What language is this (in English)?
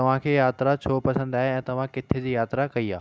Sindhi